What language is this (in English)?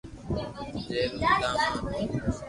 Loarki